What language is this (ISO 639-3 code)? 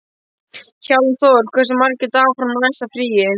isl